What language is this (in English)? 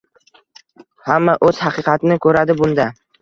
Uzbek